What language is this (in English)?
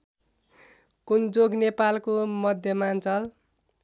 Nepali